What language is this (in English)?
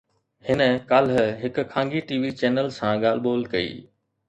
Sindhi